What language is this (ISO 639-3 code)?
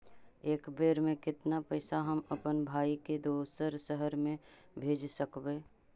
mag